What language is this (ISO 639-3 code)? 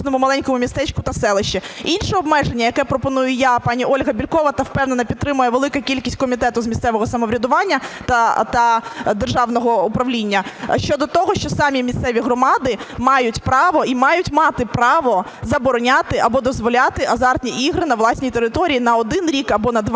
ukr